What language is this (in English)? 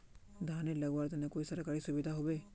Magahi